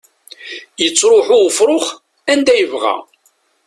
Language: Kabyle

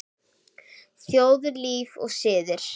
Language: Icelandic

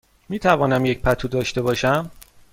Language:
Persian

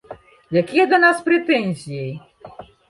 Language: Belarusian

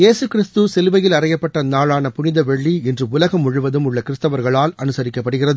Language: Tamil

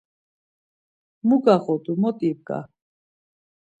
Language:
Laz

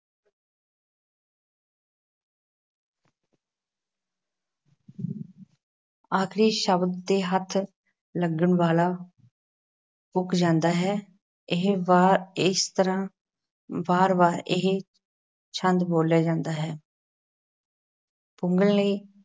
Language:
Punjabi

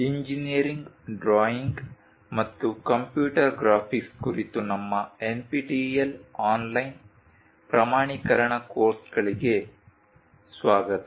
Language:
Kannada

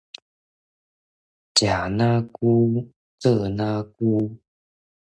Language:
Min Nan Chinese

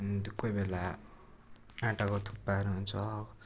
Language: Nepali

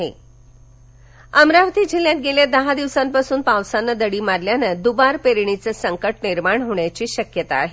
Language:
Marathi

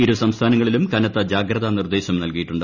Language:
Malayalam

